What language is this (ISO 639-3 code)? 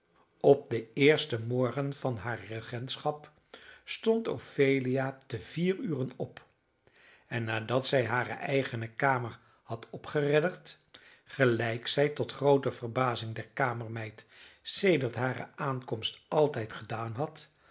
nld